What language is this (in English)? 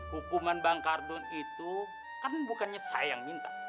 Indonesian